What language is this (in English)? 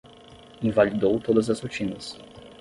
Portuguese